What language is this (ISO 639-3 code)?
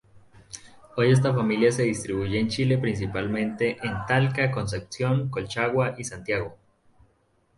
spa